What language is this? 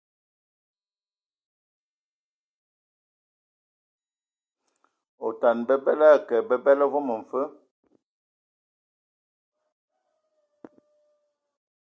Ewondo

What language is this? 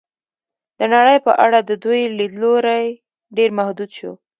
Pashto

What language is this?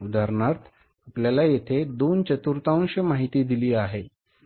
Marathi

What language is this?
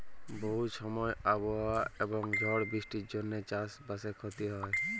Bangla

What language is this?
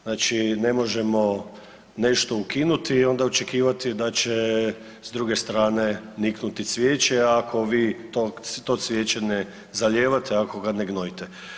Croatian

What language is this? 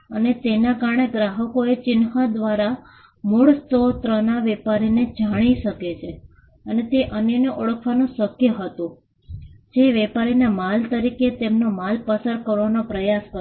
Gujarati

